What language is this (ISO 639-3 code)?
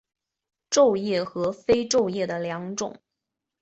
zho